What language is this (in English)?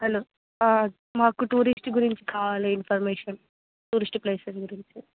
Telugu